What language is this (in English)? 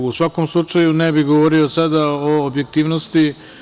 Serbian